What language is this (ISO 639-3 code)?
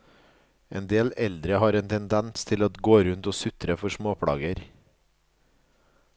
nor